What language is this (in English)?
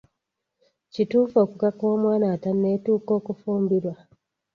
Ganda